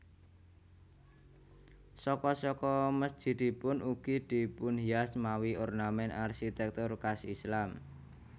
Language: Javanese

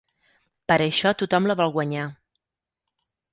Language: Catalan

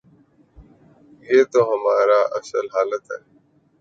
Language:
Urdu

